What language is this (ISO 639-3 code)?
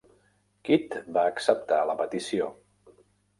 cat